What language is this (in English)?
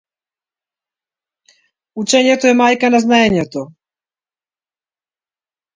Macedonian